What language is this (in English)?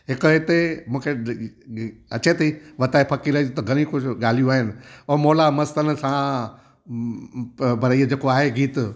Sindhi